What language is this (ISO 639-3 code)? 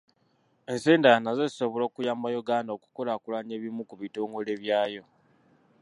lug